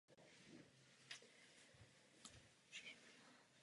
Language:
Czech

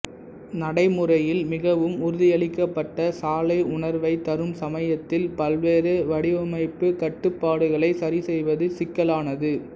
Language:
Tamil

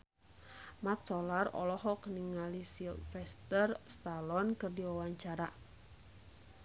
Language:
Sundanese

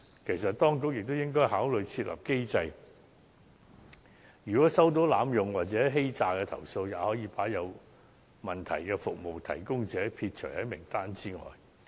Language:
Cantonese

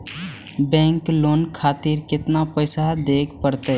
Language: Maithili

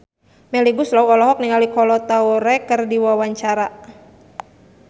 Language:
Sundanese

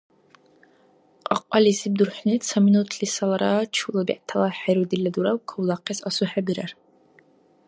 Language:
Dargwa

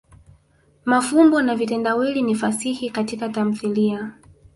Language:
Swahili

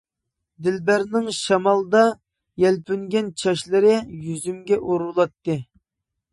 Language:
Uyghur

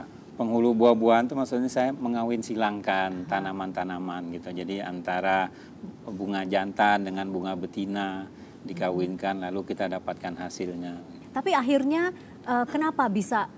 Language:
Indonesian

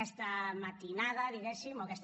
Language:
Catalan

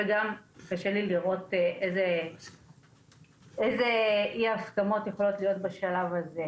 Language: Hebrew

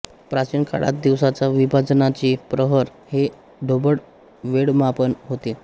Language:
Marathi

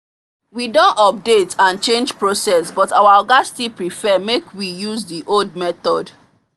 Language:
Nigerian Pidgin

